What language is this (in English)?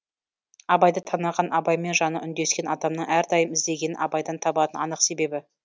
Kazakh